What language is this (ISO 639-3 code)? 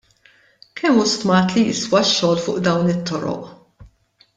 mlt